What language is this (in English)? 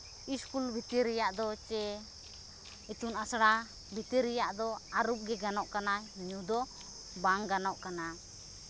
Santali